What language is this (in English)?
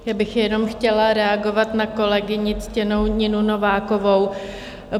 Czech